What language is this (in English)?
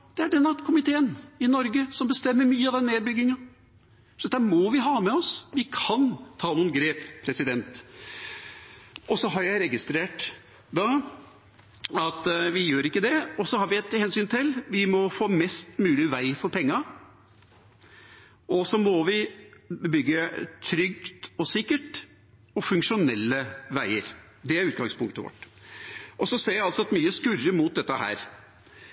Norwegian Bokmål